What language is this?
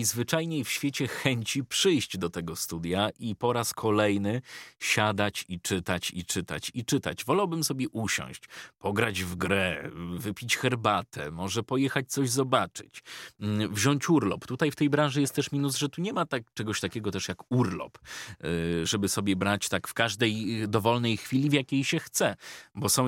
Polish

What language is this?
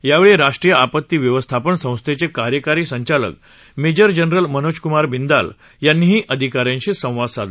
Marathi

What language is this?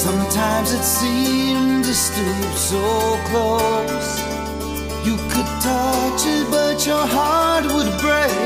Romanian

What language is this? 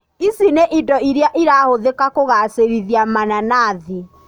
Kikuyu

